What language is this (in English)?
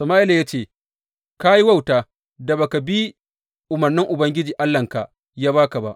Hausa